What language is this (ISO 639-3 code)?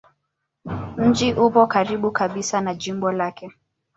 swa